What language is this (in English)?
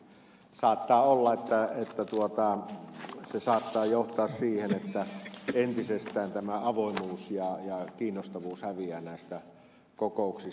Finnish